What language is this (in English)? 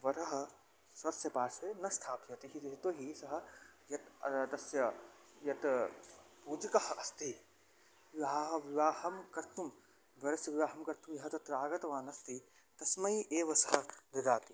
Sanskrit